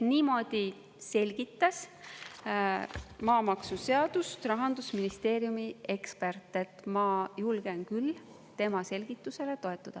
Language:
Estonian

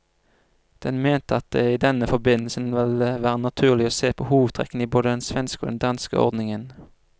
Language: Norwegian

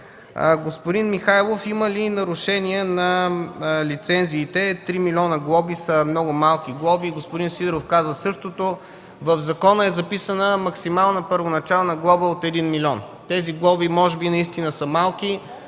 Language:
Bulgarian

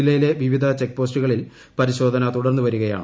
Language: Malayalam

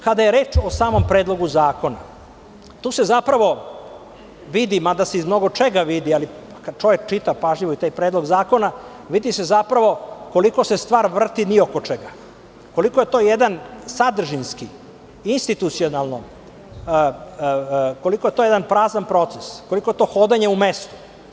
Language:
Serbian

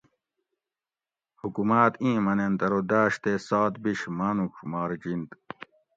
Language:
Gawri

